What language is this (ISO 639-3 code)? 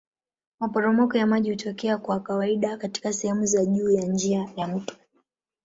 swa